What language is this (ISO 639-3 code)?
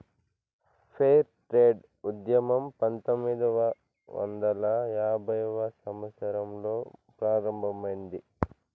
tel